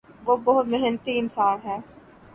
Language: Urdu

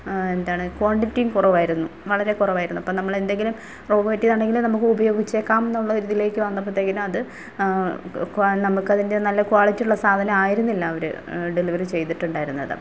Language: Malayalam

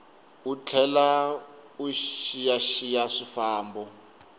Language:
Tsonga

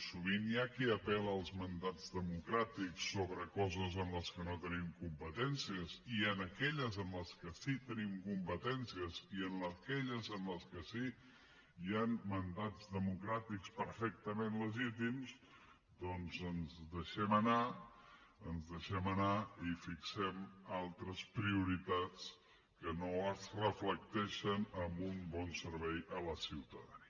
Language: Catalan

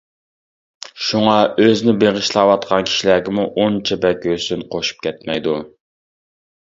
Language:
Uyghur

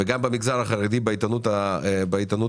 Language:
Hebrew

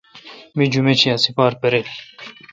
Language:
Kalkoti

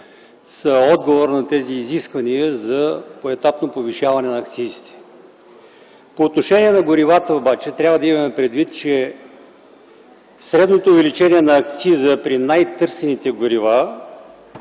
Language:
Bulgarian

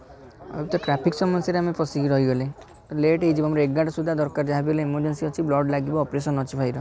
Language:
Odia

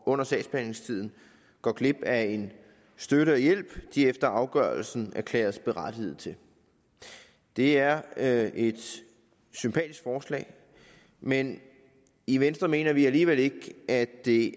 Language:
Danish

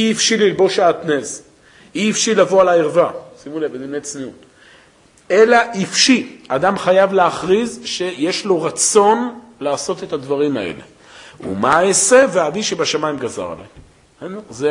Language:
Hebrew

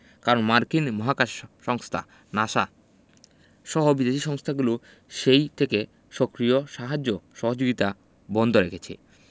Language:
Bangla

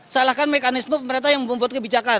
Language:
Indonesian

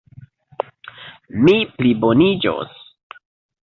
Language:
Esperanto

